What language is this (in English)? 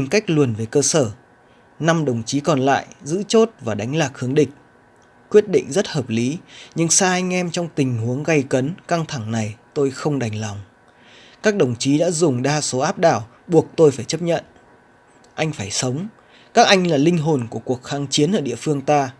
Vietnamese